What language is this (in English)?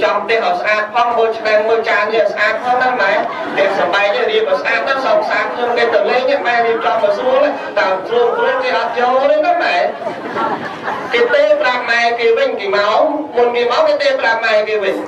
Vietnamese